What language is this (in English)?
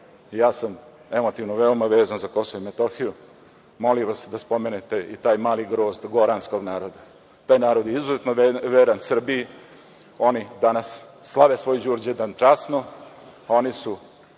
Serbian